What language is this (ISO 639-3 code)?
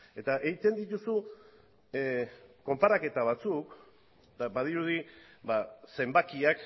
eus